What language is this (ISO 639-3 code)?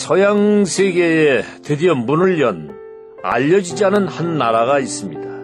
kor